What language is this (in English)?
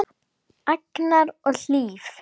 Icelandic